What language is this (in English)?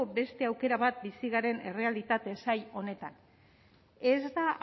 Basque